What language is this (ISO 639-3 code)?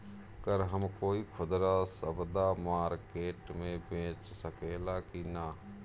bho